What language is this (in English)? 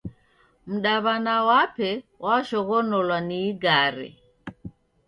Taita